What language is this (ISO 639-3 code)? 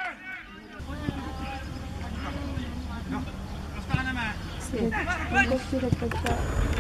ces